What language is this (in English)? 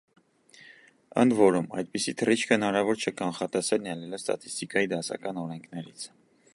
Armenian